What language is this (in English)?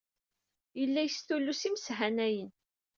Kabyle